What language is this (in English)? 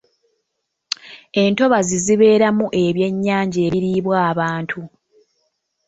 Ganda